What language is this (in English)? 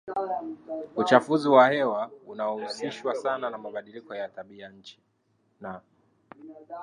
Swahili